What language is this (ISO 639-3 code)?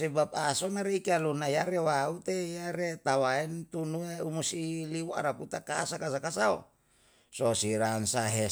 jal